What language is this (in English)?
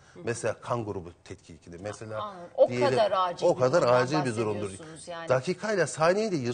Turkish